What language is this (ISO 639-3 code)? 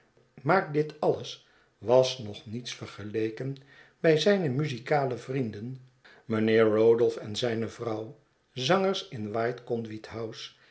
nld